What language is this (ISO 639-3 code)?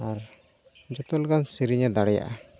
sat